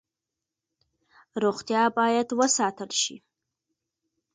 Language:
Pashto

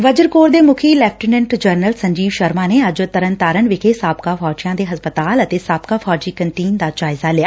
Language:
Punjabi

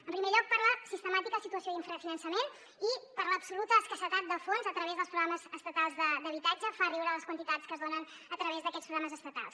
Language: Catalan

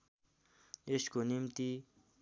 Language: Nepali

